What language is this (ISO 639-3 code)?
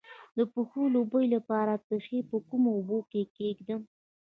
pus